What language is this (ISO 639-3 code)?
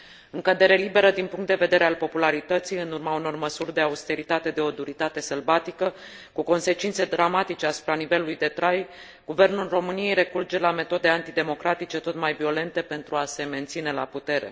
ron